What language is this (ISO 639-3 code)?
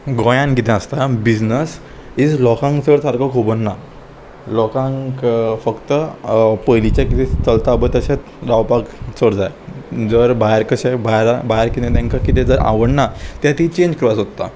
kok